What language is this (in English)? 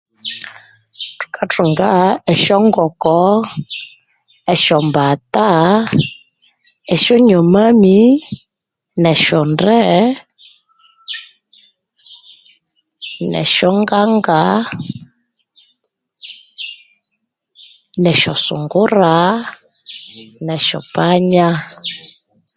Konzo